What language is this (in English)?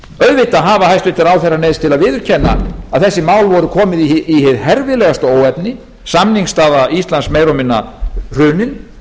Icelandic